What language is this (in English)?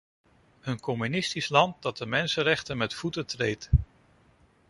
Dutch